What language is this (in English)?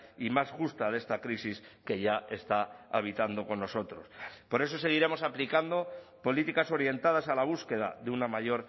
Spanish